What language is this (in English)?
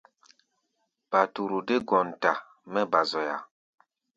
Gbaya